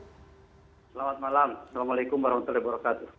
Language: Indonesian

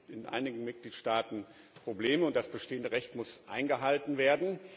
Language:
German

